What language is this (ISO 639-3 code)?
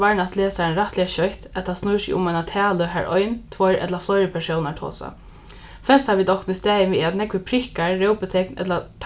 fao